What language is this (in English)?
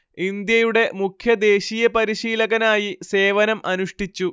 Malayalam